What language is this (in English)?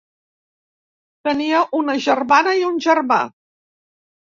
Catalan